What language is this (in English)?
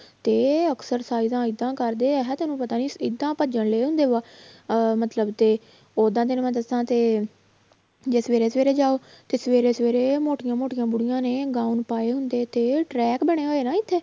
Punjabi